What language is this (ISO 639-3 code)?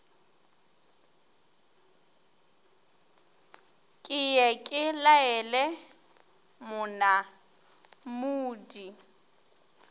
nso